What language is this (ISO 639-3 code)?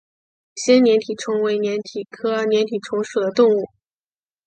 zho